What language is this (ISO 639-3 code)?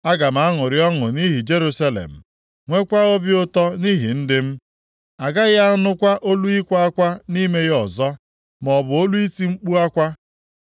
ibo